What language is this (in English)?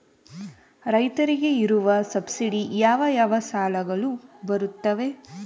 Kannada